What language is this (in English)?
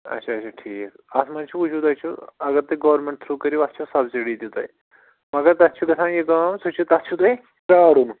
Kashmiri